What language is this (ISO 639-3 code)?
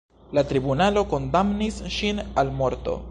epo